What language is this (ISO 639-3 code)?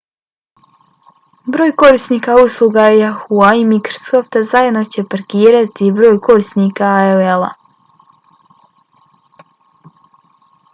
bos